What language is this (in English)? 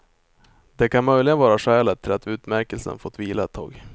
Swedish